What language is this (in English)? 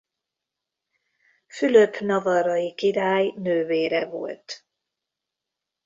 Hungarian